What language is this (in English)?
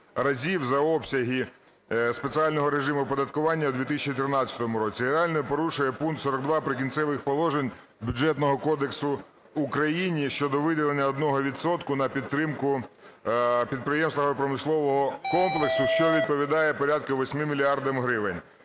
Ukrainian